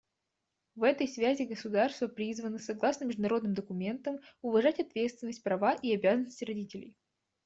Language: Russian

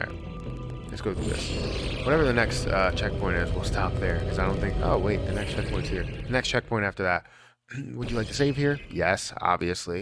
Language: English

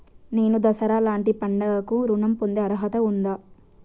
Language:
Telugu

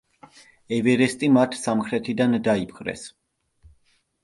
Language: Georgian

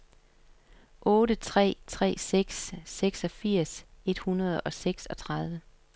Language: Danish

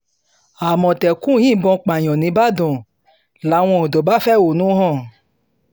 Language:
Yoruba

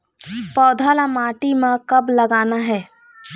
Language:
Chhattisgarhi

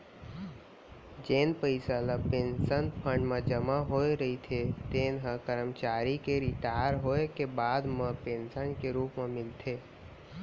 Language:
Chhattisgarhi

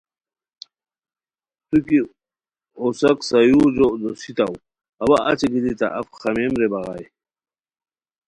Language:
Khowar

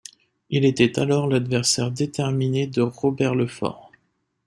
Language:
French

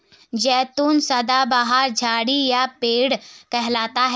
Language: Hindi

